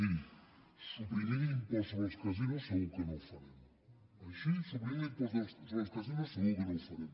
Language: Catalan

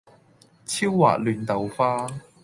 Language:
Cantonese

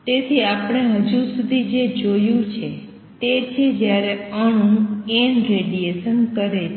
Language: Gujarati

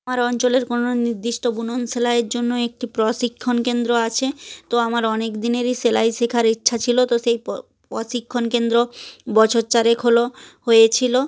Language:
Bangla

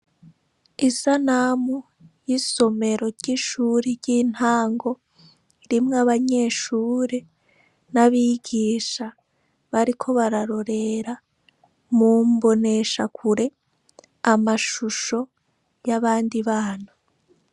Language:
Rundi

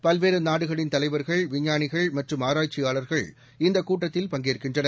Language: Tamil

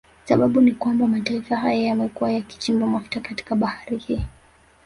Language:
Swahili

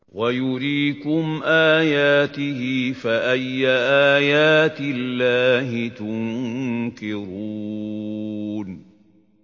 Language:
Arabic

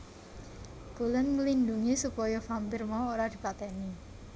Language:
Javanese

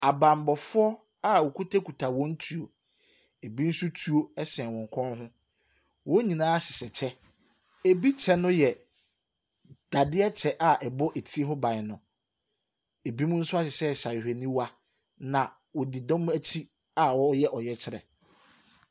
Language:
Akan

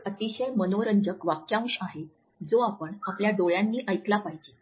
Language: Marathi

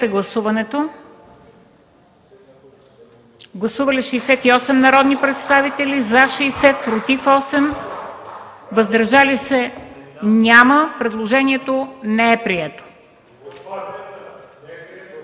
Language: Bulgarian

